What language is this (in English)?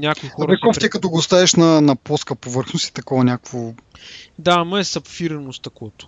Bulgarian